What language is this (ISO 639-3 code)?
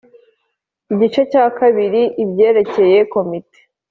kin